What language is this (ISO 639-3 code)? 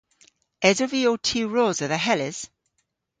cor